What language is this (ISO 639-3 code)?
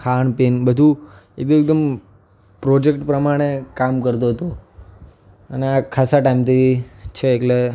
guj